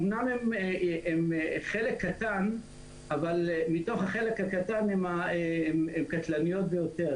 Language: Hebrew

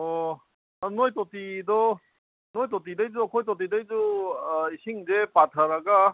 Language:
Manipuri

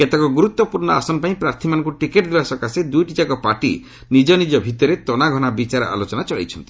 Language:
Odia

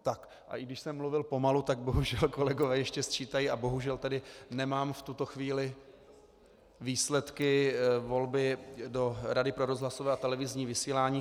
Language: Czech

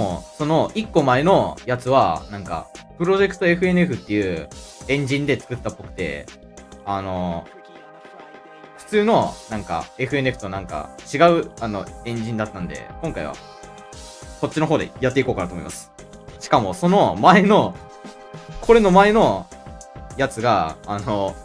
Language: Japanese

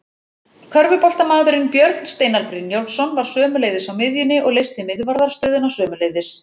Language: Icelandic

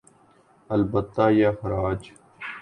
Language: Urdu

